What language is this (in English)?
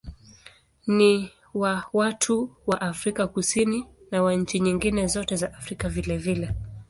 Swahili